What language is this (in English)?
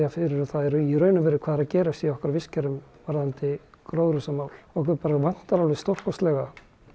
Icelandic